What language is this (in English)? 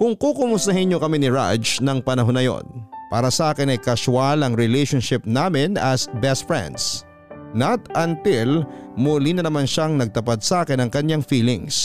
Filipino